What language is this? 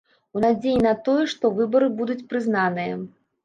Belarusian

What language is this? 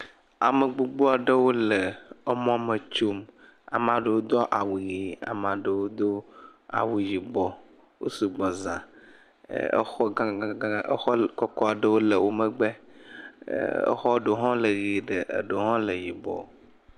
Ewe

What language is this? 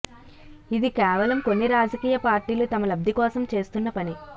Telugu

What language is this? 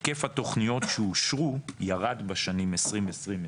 Hebrew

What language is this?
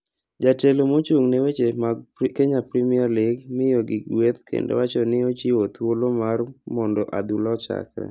Luo (Kenya and Tanzania)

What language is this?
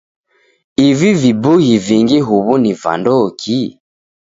Taita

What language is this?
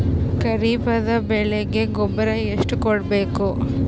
Kannada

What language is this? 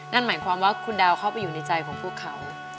Thai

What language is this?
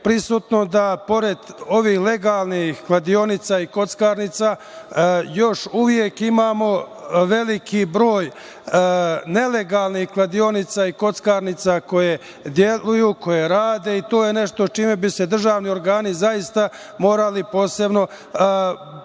Serbian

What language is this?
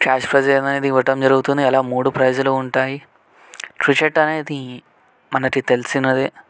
Telugu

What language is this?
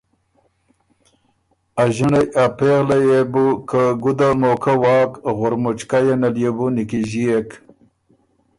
Ormuri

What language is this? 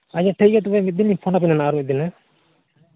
Santali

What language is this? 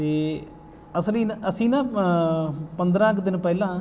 Punjabi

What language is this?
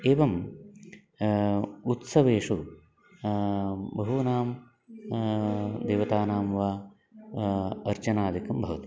Sanskrit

